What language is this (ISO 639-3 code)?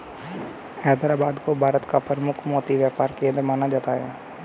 hin